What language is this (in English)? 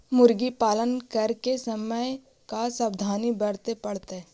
Magahi